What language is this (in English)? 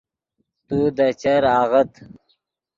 Yidgha